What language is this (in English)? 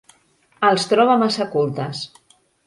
Catalan